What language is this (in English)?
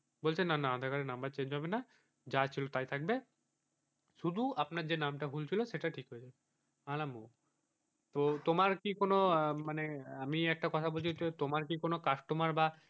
Bangla